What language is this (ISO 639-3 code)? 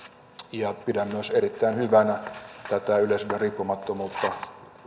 fin